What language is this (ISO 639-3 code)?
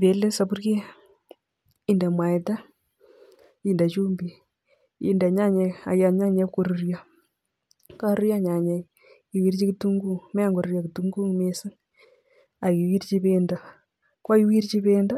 kln